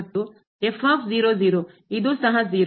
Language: Kannada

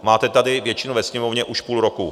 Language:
Czech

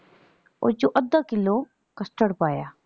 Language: Punjabi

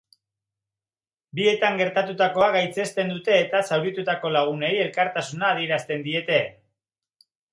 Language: Basque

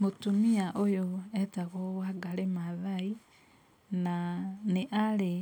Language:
Kikuyu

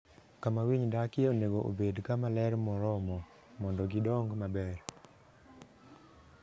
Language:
Luo (Kenya and Tanzania)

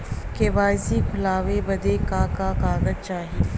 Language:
Bhojpuri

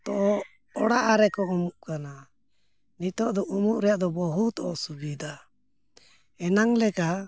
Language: Santali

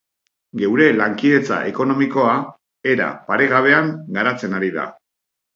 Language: Basque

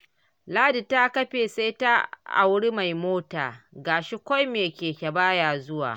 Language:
Hausa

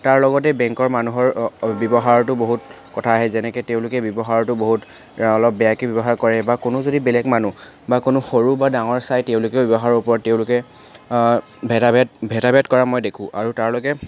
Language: Assamese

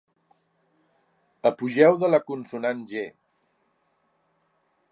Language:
Catalan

